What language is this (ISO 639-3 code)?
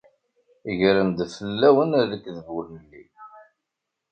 kab